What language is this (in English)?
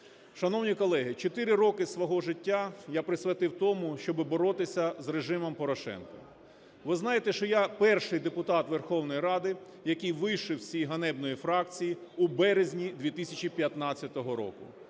Ukrainian